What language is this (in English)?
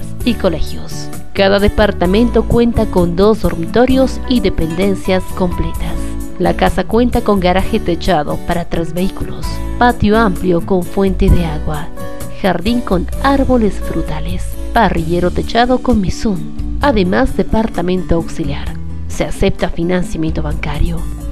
Spanish